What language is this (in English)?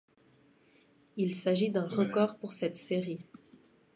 French